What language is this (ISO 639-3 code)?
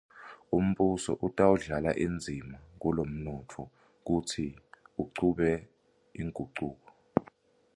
ssw